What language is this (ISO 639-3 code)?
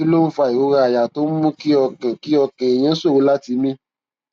yor